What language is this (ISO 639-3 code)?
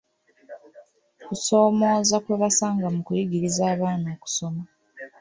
lug